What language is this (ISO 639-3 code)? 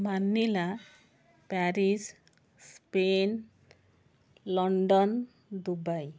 ori